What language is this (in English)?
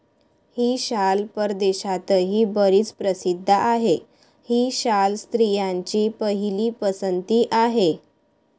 Marathi